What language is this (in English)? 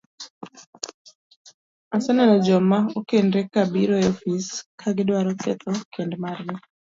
Luo (Kenya and Tanzania)